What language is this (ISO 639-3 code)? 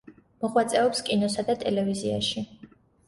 kat